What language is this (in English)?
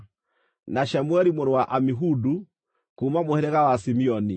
Kikuyu